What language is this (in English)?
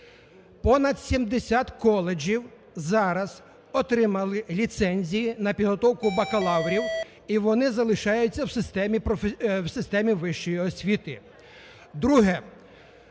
Ukrainian